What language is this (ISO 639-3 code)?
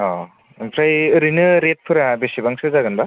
brx